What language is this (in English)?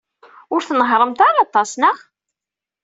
Kabyle